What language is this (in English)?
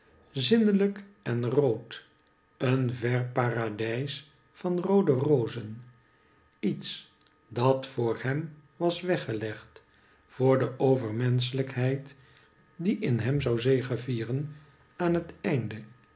Dutch